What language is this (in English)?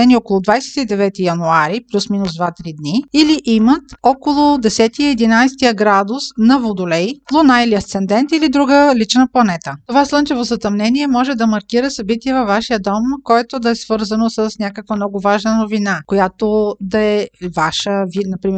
Bulgarian